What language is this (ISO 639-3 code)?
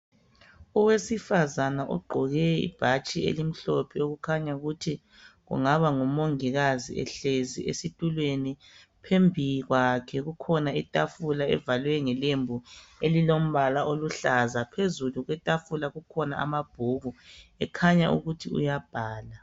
nde